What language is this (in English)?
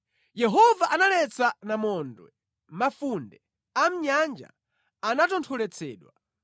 Nyanja